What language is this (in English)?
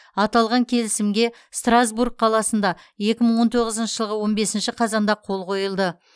Kazakh